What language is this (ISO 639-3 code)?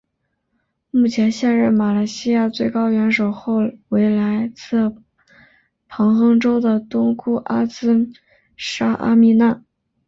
zho